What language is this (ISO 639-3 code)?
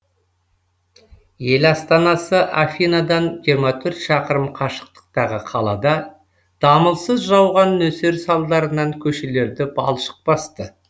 kaz